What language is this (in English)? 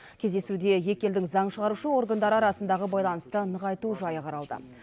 Kazakh